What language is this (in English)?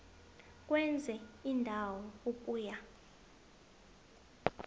South Ndebele